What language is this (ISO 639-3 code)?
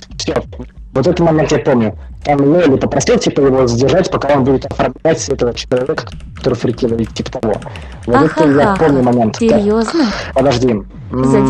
rus